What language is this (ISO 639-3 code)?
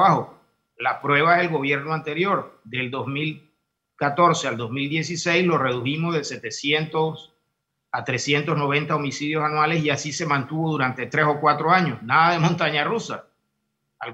spa